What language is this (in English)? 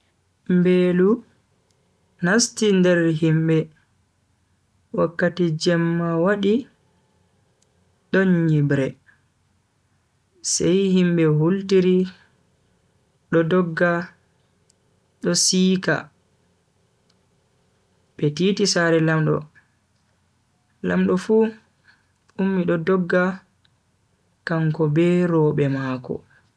Bagirmi Fulfulde